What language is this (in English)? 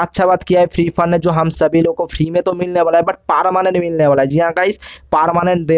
Hindi